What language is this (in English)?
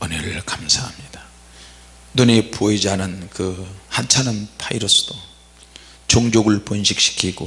Korean